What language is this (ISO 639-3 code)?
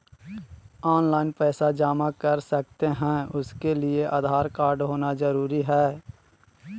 mag